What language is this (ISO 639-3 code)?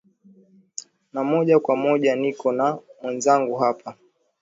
swa